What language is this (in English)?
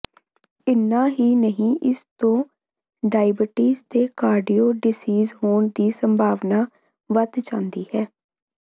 Punjabi